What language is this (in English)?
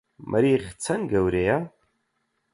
Central Kurdish